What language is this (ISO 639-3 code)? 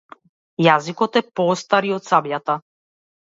mkd